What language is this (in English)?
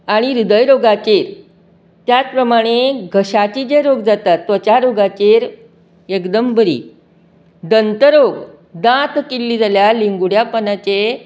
Konkani